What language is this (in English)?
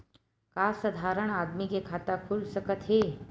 Chhattisgarhi